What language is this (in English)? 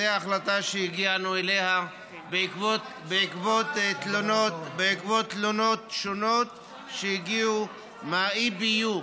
Hebrew